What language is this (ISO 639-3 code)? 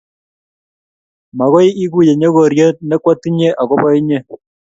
kln